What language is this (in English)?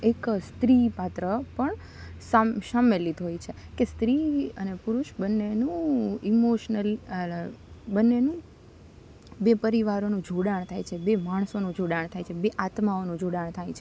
Gujarati